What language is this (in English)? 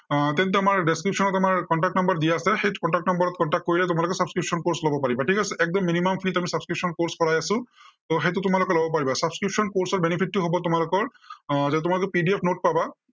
Assamese